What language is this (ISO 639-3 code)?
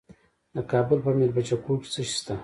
pus